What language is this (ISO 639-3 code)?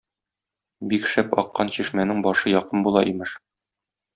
tat